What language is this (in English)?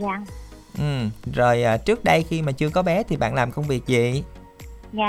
Vietnamese